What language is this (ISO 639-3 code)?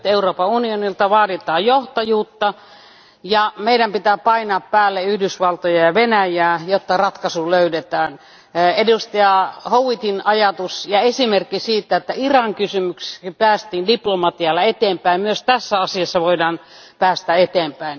fin